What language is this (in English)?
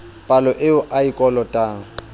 Southern Sotho